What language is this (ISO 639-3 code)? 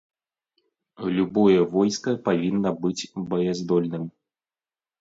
bel